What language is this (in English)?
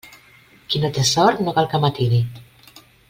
Catalan